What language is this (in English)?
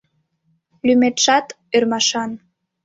Mari